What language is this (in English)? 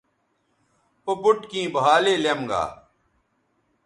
Bateri